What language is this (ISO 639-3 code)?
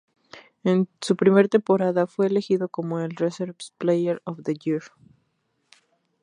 spa